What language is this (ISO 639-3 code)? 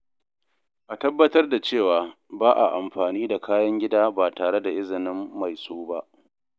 hau